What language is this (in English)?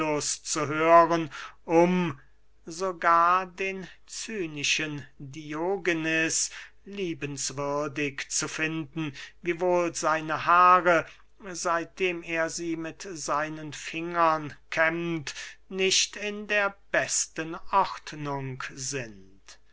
German